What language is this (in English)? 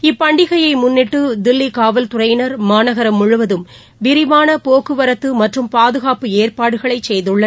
Tamil